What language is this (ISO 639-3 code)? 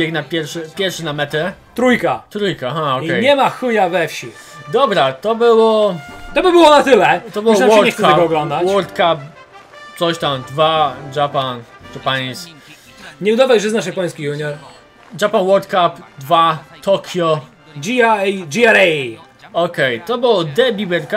pol